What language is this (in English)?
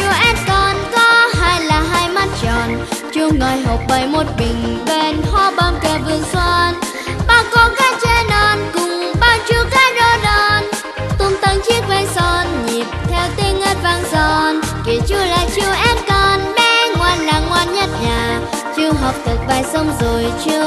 Vietnamese